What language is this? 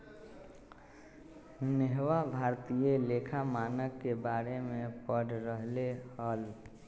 Magahi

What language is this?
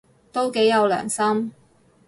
Cantonese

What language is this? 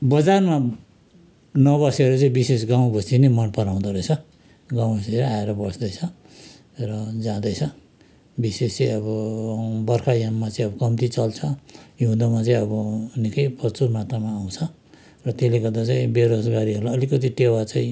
Nepali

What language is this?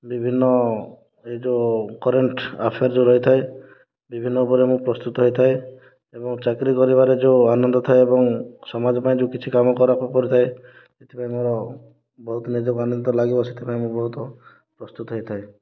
Odia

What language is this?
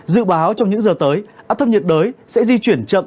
Vietnamese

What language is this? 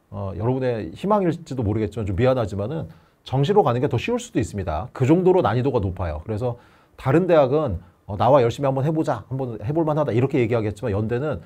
Korean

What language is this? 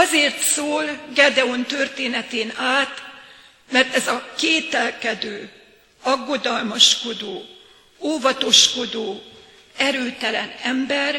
Hungarian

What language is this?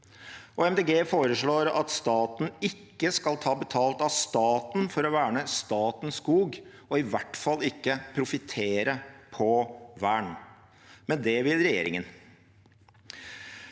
Norwegian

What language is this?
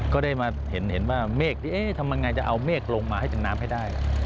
Thai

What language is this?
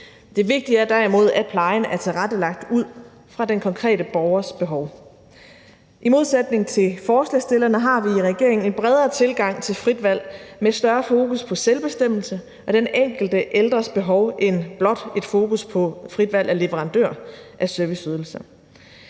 Danish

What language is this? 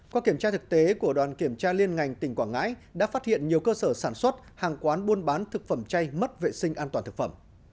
Vietnamese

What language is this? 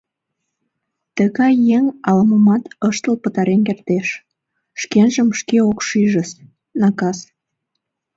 Mari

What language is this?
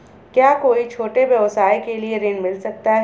Hindi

